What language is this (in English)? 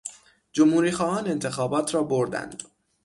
Persian